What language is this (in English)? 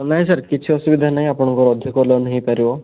Odia